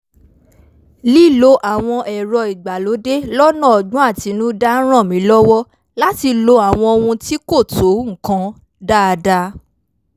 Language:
Yoruba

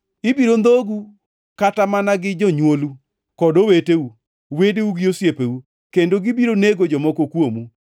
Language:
Luo (Kenya and Tanzania)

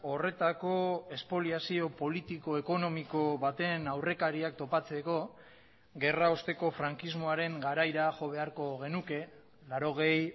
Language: Basque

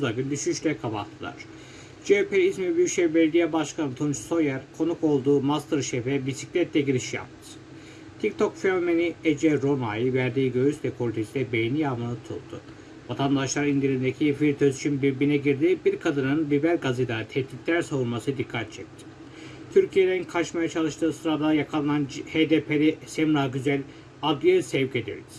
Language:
Turkish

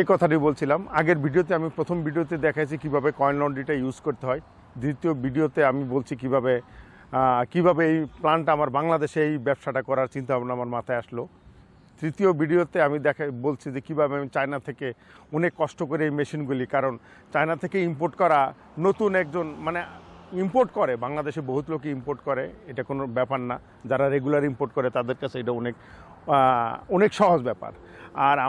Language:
Hindi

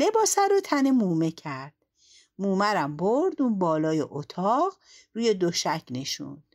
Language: Persian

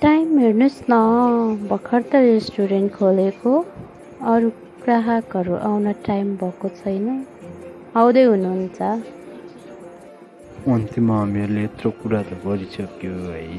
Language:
Nepali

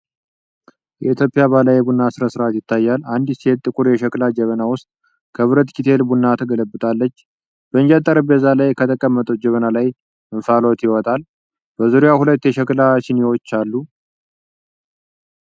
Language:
Amharic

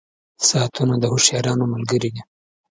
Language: Pashto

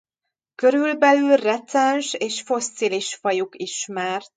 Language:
Hungarian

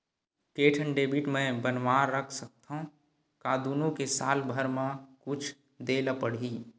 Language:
Chhattisgarhi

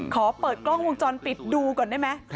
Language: Thai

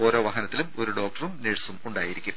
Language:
Malayalam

